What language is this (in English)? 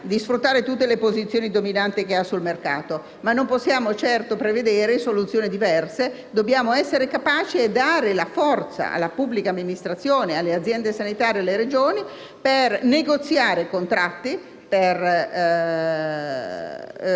Italian